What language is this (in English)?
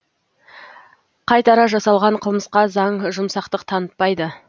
Kazakh